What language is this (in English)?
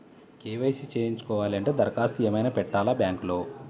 Telugu